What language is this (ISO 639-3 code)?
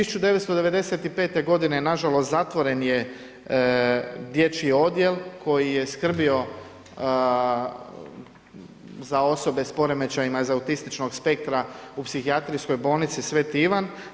hrv